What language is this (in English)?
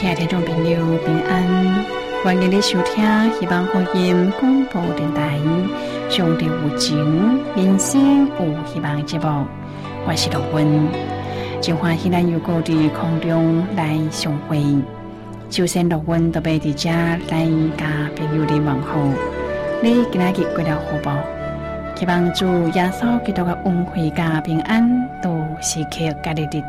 Chinese